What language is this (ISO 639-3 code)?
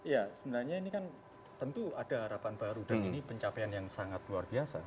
ind